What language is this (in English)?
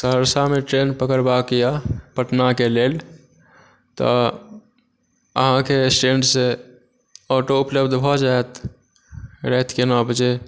Maithili